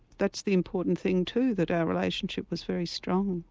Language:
English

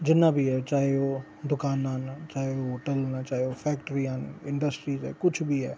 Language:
Dogri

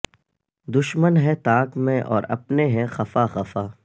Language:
Urdu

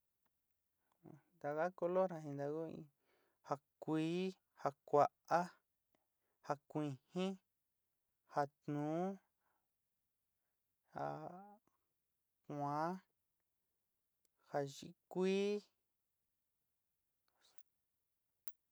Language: Sinicahua Mixtec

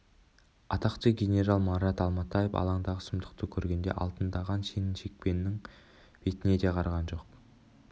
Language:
Kazakh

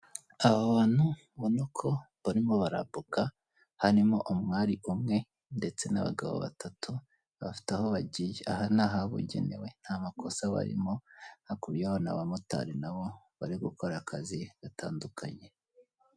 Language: Kinyarwanda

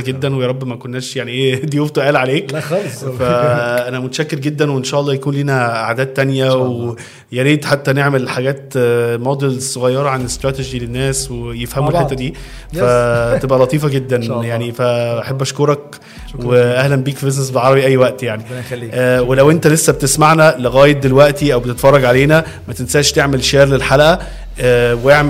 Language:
Arabic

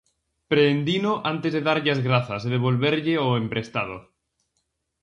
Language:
Galician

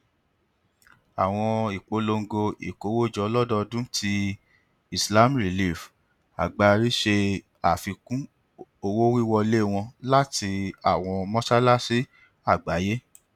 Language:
Yoruba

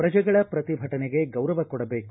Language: Kannada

